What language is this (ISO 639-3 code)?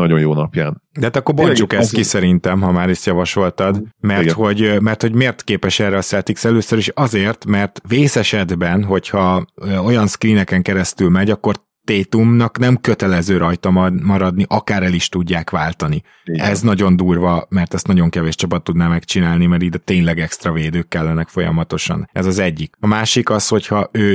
hun